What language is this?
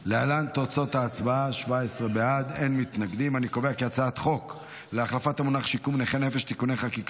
Hebrew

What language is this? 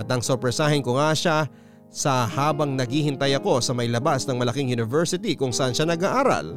Filipino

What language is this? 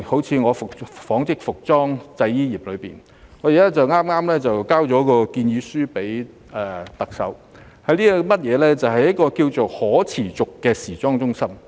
Cantonese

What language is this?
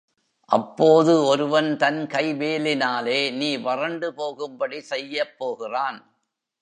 Tamil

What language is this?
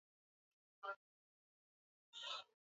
Swahili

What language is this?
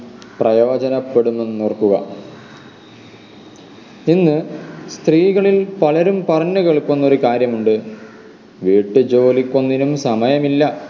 Malayalam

